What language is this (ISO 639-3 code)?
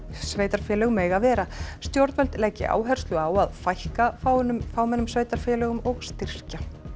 isl